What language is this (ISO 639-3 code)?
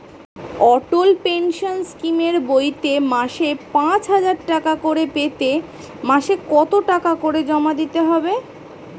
ben